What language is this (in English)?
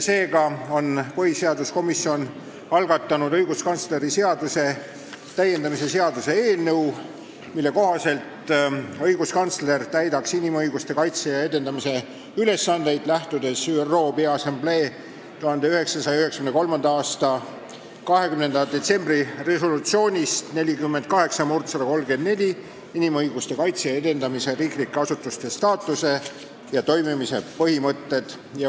Estonian